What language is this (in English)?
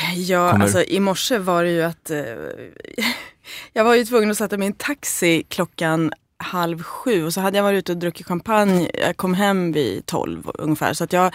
Swedish